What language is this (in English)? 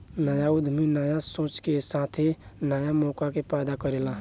Bhojpuri